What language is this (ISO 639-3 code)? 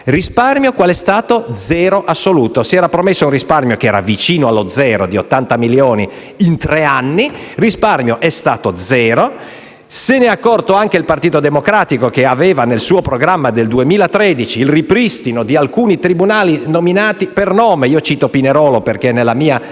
ita